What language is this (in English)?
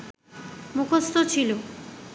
Bangla